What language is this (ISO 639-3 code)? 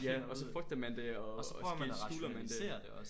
dan